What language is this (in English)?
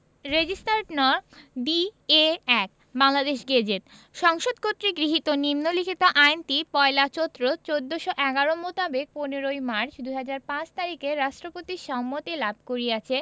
Bangla